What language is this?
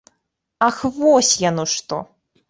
Belarusian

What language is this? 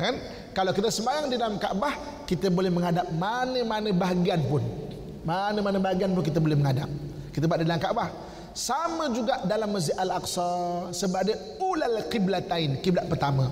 Malay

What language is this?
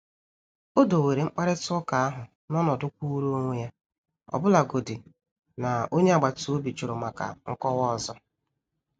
Igbo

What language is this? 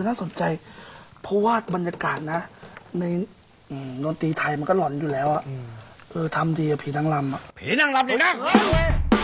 Thai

